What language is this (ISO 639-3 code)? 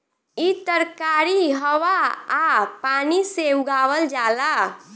bho